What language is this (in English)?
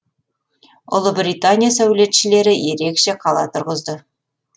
Kazakh